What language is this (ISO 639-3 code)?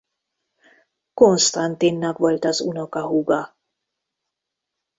hun